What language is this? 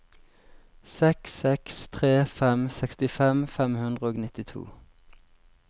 Norwegian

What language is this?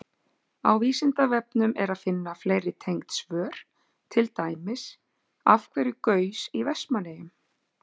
Icelandic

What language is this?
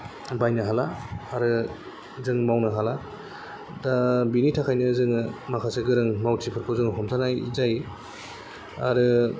Bodo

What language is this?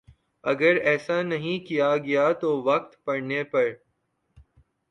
Urdu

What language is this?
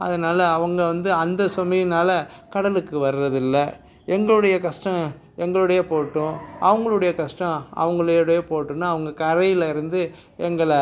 Tamil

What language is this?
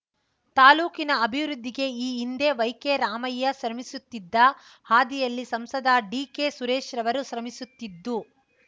Kannada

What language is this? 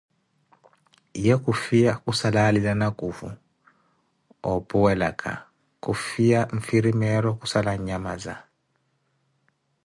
Koti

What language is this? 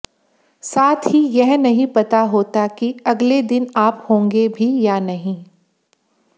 Hindi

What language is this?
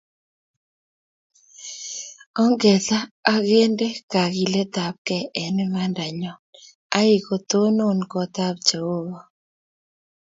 Kalenjin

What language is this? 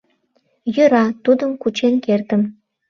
Mari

